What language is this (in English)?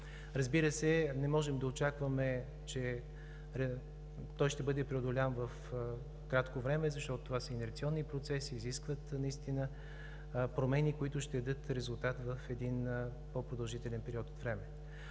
Bulgarian